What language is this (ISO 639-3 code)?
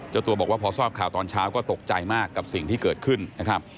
tha